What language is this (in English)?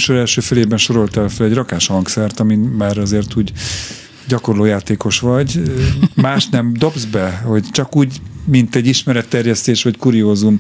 Hungarian